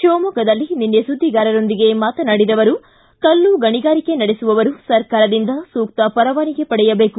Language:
Kannada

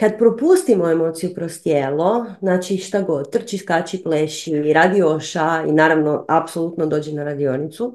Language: Croatian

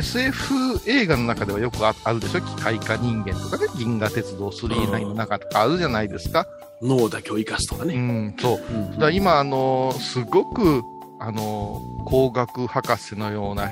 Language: Japanese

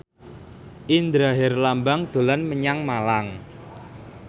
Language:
Javanese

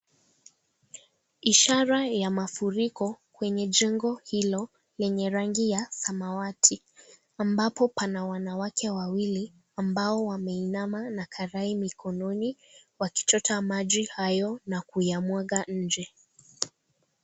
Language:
Swahili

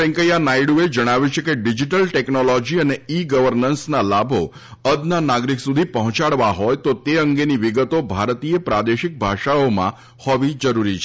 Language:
Gujarati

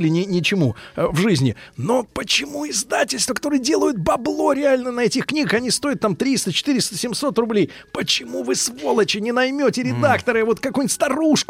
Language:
Russian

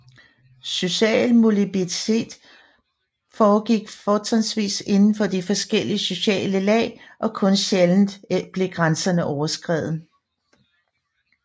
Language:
Danish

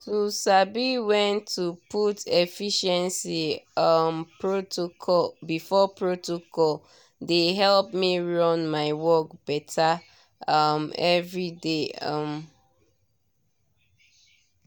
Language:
Nigerian Pidgin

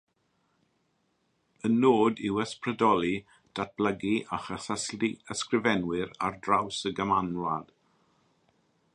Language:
Welsh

